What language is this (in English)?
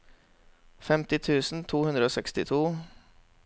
Norwegian